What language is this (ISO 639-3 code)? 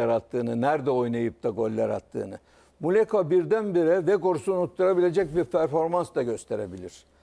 tur